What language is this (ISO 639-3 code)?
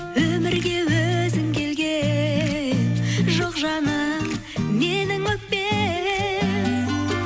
kaz